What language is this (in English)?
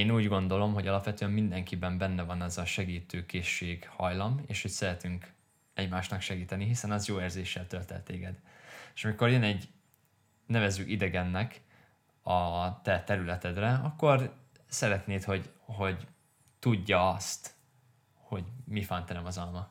Hungarian